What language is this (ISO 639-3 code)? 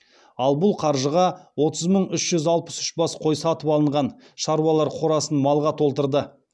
kaz